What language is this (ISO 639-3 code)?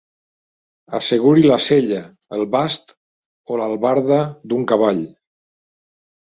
cat